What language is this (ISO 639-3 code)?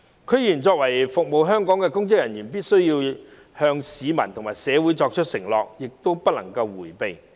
yue